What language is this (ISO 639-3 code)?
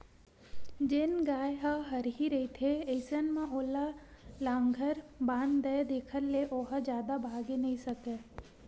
hne